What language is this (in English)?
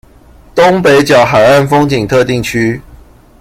Chinese